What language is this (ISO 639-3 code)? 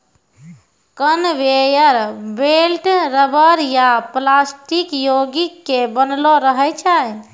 mai